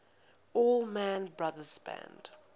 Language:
English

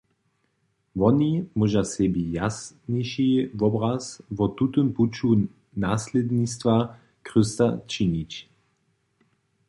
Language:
Upper Sorbian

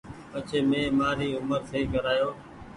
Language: Goaria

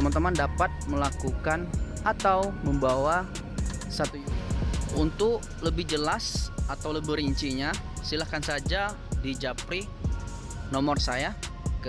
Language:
Indonesian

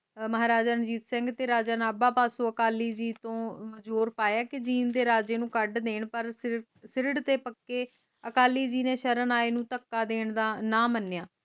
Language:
Punjabi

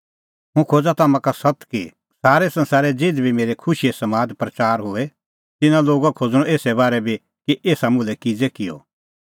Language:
Kullu Pahari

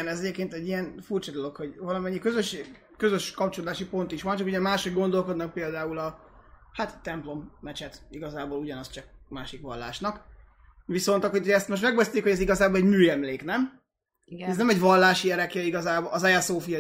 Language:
Hungarian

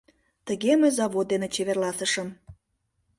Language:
Mari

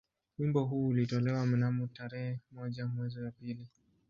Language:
Swahili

